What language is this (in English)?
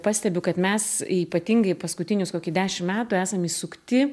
Lithuanian